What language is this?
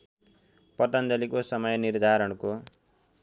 Nepali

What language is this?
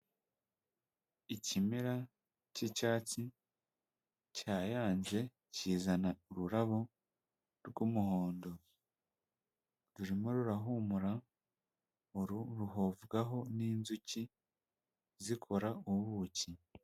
Kinyarwanda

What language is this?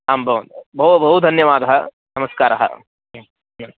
Sanskrit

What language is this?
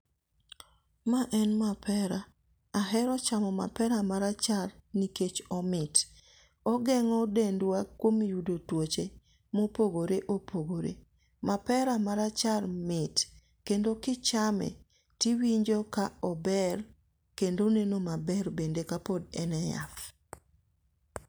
Luo (Kenya and Tanzania)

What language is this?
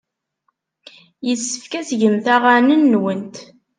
Kabyle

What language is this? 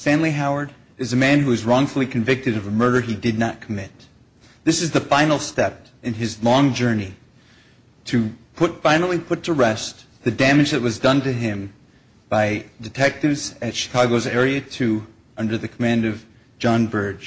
English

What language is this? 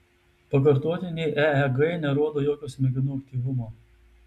Lithuanian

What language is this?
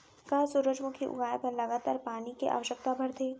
Chhattisgarhi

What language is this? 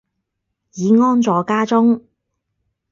Cantonese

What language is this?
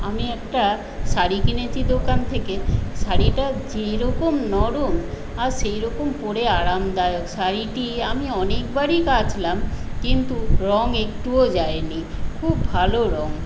Bangla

